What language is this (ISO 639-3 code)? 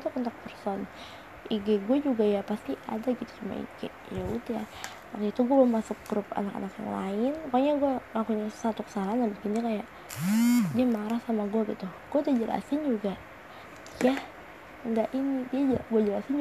ind